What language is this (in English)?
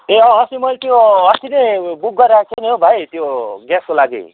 Nepali